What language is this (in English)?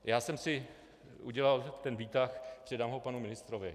Czech